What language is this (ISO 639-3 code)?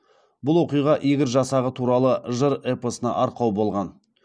kaz